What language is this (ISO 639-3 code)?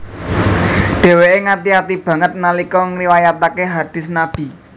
jav